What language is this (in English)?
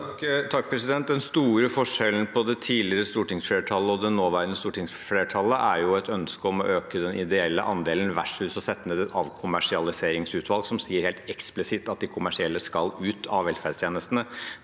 Norwegian